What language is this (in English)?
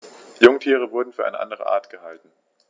German